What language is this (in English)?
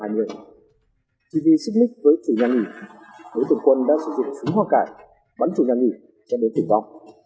Vietnamese